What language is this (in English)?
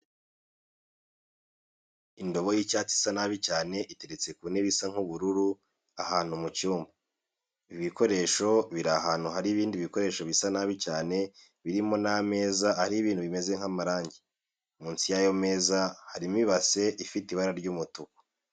Kinyarwanda